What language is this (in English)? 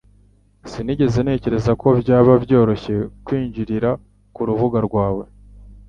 Kinyarwanda